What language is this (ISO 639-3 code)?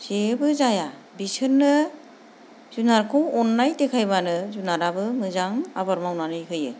brx